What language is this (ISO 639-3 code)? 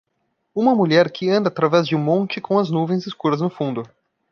por